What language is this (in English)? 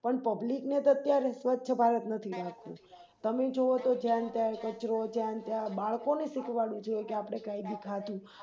Gujarati